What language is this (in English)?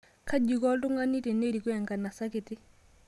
Masai